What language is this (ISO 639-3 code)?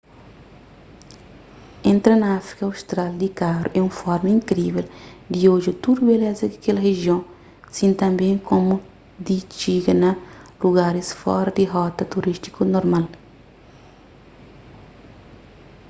kea